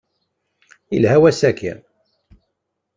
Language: Kabyle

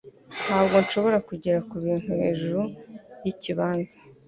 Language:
Kinyarwanda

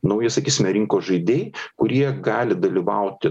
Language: Lithuanian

